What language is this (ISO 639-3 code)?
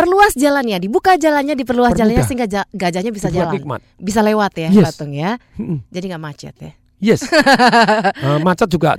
ind